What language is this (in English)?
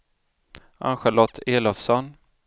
Swedish